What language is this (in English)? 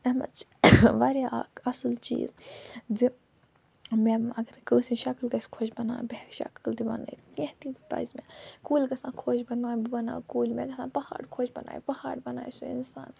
Kashmiri